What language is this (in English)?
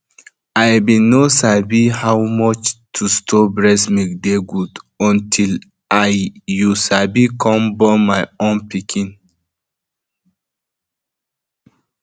Nigerian Pidgin